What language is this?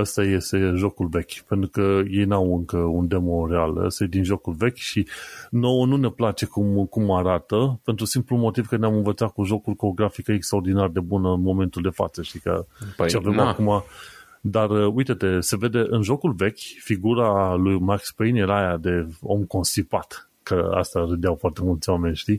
Romanian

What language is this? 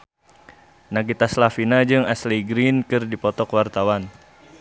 Sundanese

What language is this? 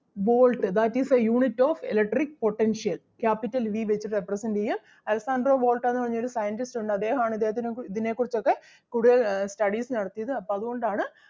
Malayalam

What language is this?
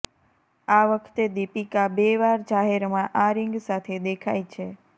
Gujarati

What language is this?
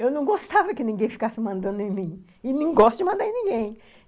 Portuguese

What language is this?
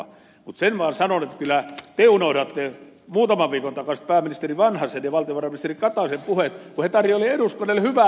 Finnish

